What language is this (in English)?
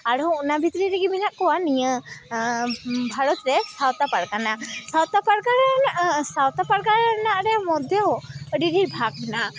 Santali